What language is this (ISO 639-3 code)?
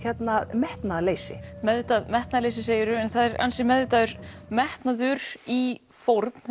isl